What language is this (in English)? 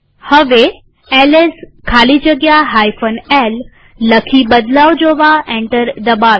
Gujarati